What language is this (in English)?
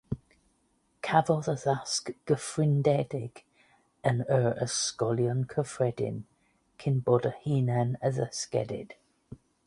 Welsh